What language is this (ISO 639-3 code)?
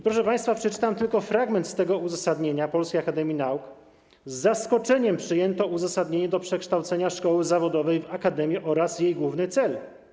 pol